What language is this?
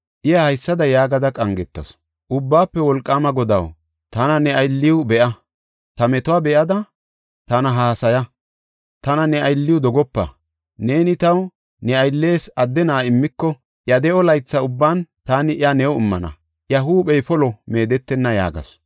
Gofa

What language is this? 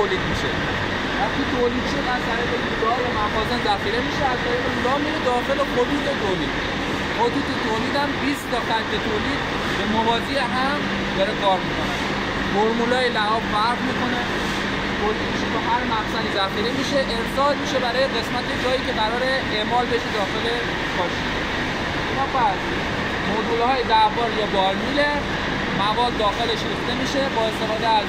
Persian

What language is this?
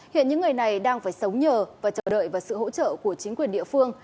Vietnamese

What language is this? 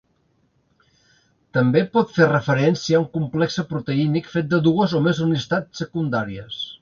Catalan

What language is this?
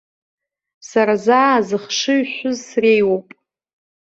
Abkhazian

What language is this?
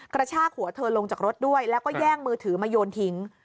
Thai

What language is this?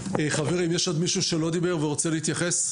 Hebrew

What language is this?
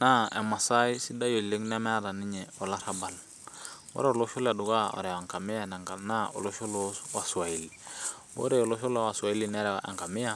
Masai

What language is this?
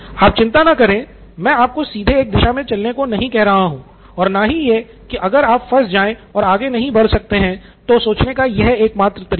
Hindi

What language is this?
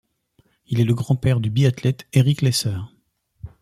French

